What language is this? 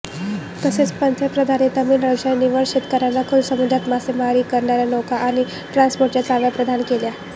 Marathi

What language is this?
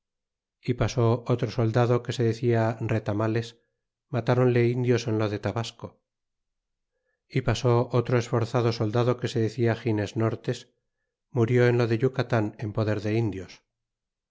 Spanish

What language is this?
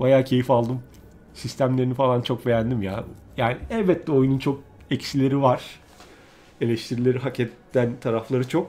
Turkish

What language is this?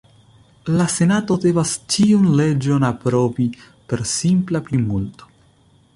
Esperanto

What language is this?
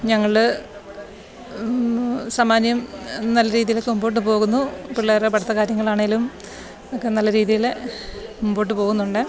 Malayalam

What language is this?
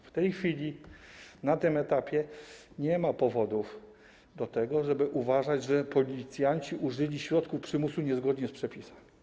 Polish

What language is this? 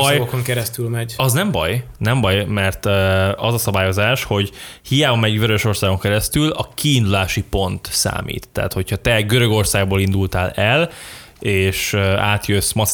Hungarian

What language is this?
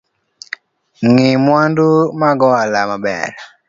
Luo (Kenya and Tanzania)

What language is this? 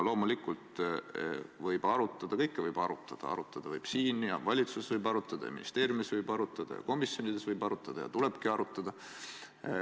Estonian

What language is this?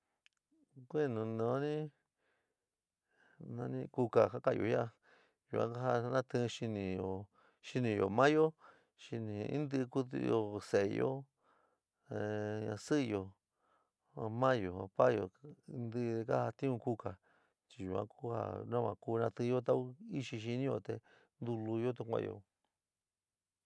San Miguel El Grande Mixtec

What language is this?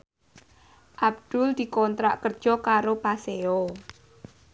Javanese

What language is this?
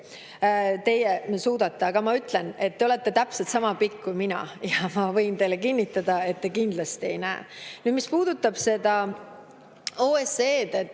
Estonian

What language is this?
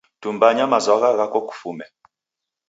Taita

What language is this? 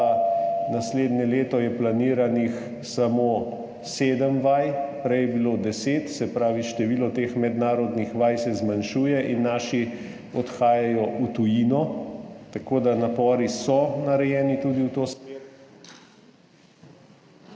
Slovenian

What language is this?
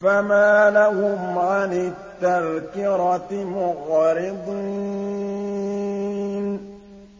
Arabic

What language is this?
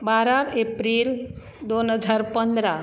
Konkani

